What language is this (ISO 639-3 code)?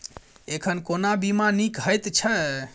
mai